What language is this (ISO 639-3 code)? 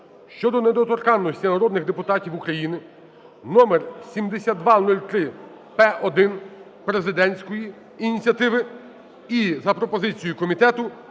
ukr